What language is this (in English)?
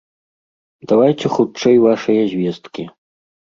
Belarusian